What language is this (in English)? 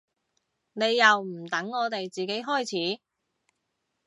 Cantonese